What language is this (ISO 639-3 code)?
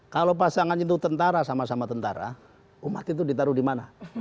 ind